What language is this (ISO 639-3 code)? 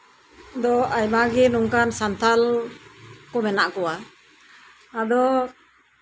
sat